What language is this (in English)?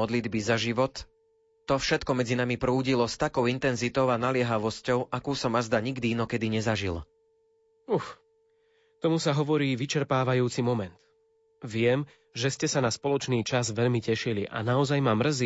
Slovak